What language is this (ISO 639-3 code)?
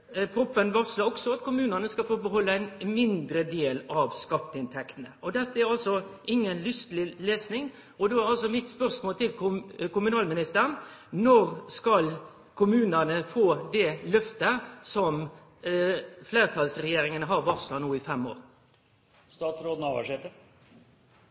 nno